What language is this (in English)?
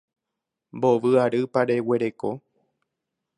Guarani